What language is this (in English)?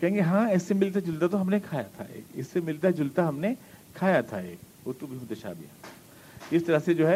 Urdu